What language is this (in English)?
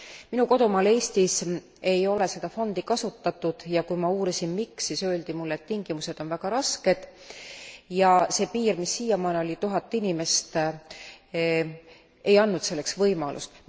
Estonian